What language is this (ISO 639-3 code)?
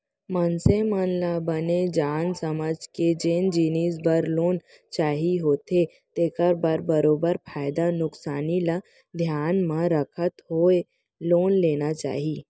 hne